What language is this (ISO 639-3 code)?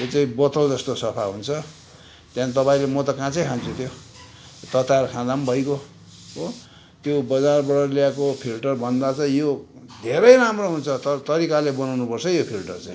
nep